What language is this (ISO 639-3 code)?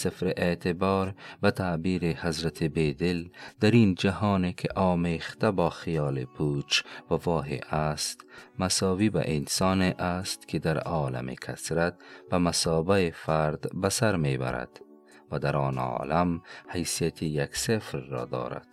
fas